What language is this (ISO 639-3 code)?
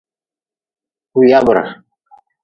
nmz